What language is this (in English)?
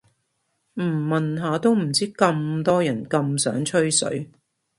Cantonese